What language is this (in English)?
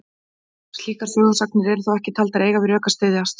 Icelandic